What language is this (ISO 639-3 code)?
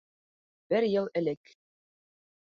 bak